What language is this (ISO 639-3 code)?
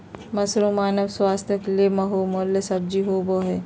mag